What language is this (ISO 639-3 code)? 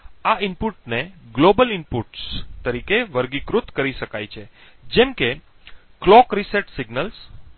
guj